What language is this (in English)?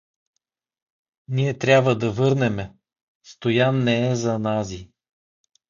Bulgarian